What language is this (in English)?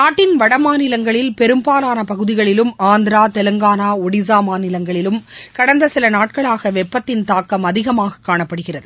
Tamil